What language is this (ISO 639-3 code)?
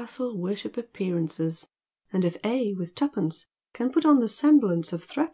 eng